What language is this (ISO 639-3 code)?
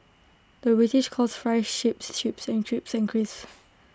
eng